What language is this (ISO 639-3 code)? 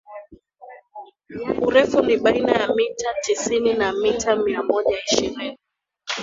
swa